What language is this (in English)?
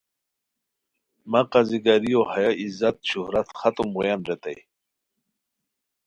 Khowar